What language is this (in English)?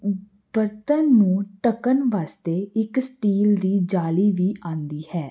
Punjabi